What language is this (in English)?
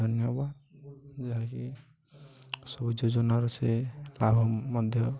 Odia